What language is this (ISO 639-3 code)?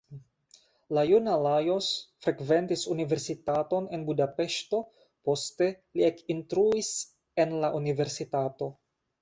epo